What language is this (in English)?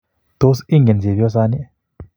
Kalenjin